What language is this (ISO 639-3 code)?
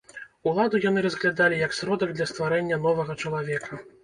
bel